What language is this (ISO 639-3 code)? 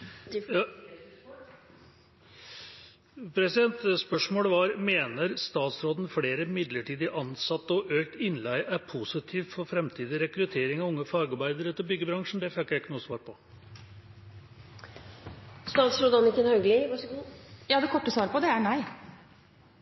nor